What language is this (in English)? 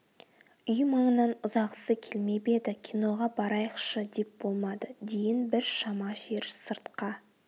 Kazakh